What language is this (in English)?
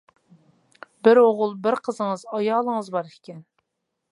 Uyghur